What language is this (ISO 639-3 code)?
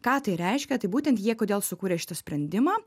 lit